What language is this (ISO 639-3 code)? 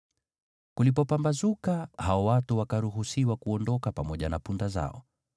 swa